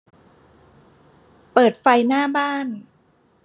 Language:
Thai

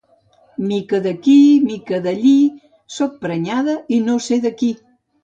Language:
Catalan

